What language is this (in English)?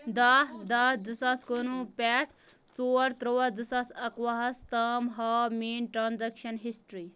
Kashmiri